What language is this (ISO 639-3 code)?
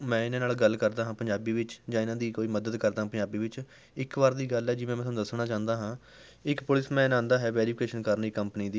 pan